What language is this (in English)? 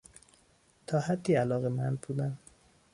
Persian